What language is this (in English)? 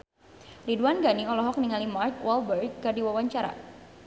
Sundanese